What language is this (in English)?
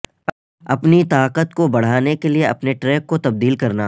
Urdu